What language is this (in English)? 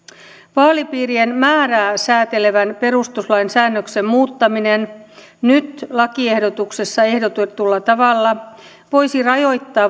Finnish